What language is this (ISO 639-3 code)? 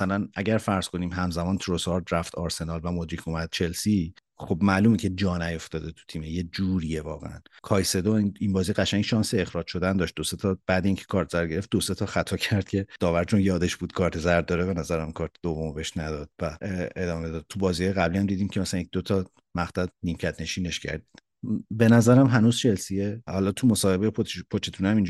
fas